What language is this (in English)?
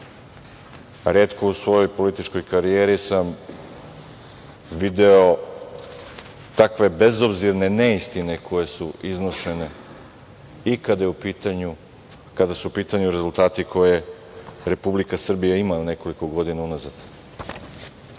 Serbian